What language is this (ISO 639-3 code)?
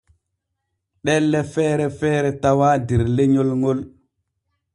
fue